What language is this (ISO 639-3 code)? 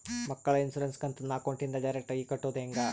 kan